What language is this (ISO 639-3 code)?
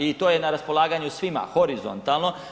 hrv